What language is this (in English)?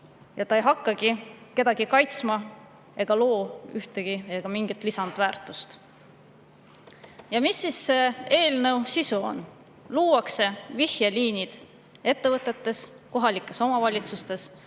Estonian